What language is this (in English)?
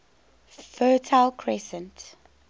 English